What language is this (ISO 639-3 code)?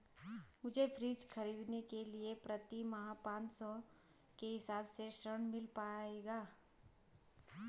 hin